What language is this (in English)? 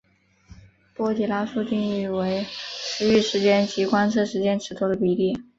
Chinese